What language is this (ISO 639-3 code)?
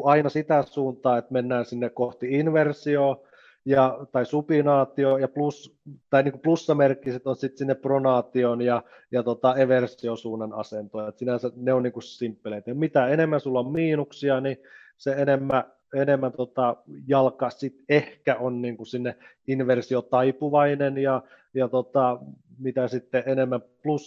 fin